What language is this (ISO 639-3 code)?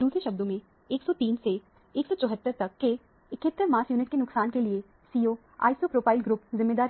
hin